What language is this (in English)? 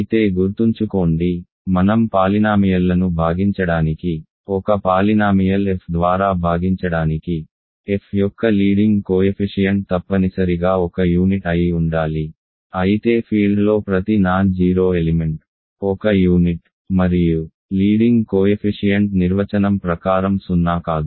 Telugu